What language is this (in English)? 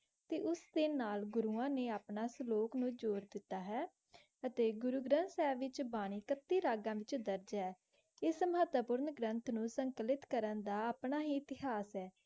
Punjabi